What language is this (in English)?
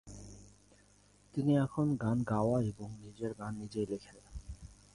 Bangla